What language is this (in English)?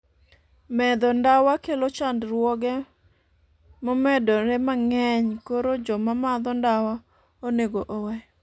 Luo (Kenya and Tanzania)